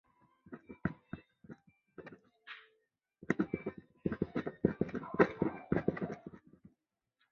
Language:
Chinese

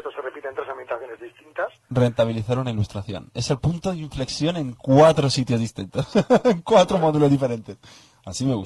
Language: Spanish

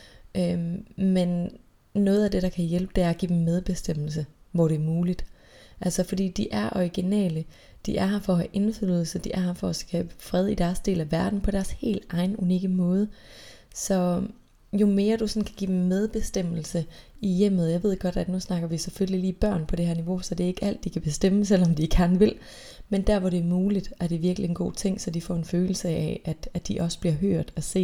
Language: Danish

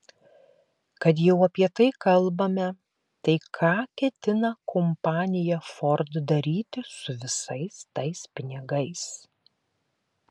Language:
Lithuanian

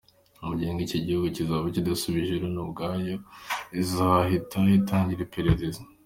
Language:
Kinyarwanda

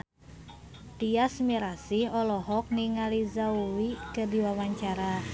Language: Sundanese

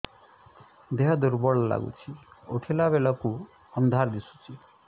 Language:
Odia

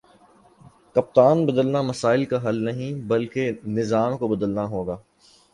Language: Urdu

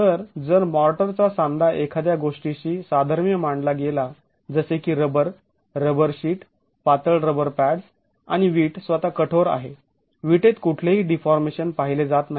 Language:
Marathi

